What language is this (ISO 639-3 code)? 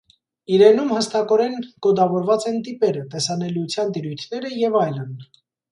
hye